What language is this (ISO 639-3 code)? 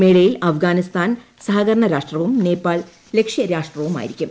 mal